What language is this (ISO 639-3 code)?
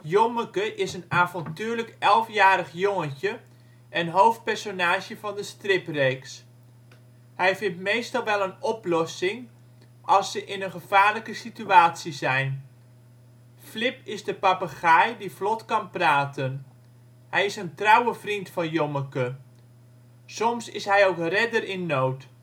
nld